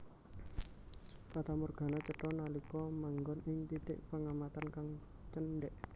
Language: Javanese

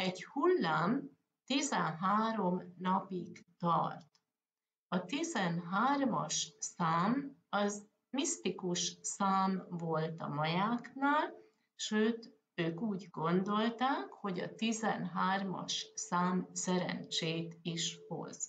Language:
Hungarian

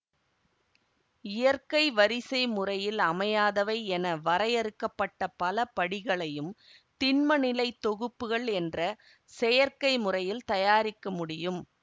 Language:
Tamil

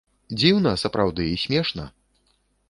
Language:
Belarusian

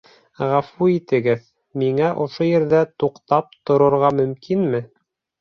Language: Bashkir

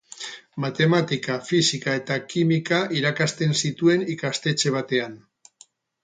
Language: Basque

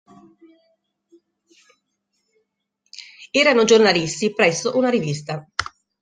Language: Italian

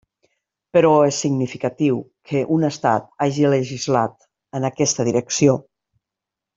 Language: Catalan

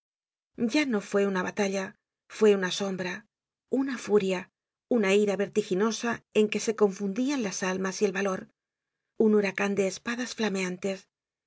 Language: Spanish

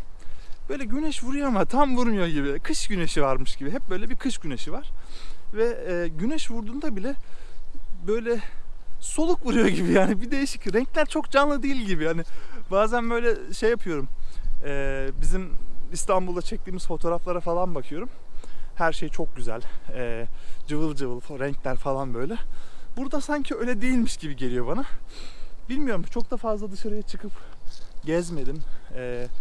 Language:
Turkish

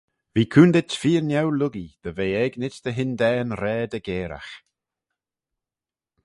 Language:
Manx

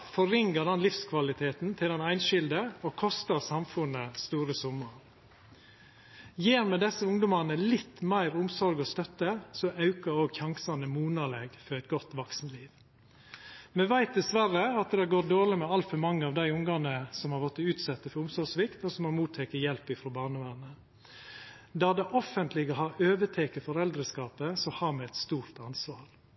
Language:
Norwegian Nynorsk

